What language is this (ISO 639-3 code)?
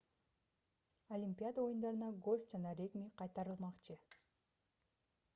kir